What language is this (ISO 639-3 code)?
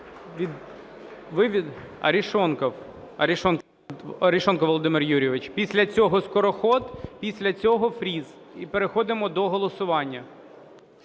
ukr